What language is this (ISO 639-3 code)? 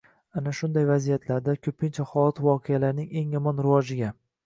uzb